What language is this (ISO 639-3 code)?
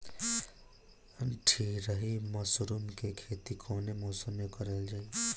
bho